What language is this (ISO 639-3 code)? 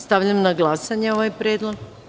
srp